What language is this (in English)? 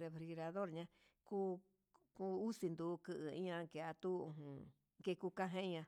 Huitepec Mixtec